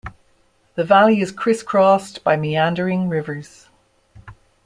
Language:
English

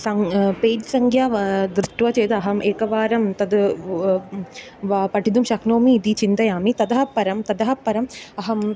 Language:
Sanskrit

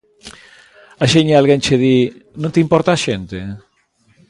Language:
Galician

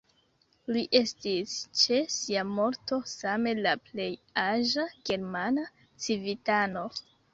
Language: Esperanto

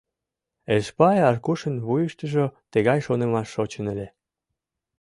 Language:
Mari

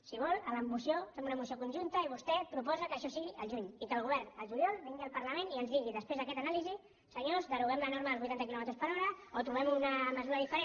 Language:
Catalan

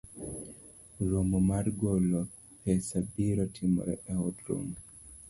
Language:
Luo (Kenya and Tanzania)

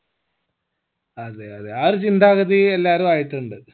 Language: Malayalam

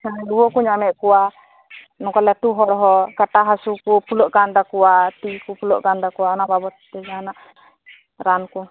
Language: Santali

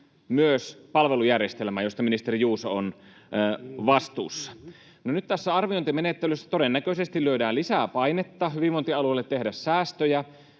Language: Finnish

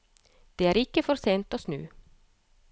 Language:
Norwegian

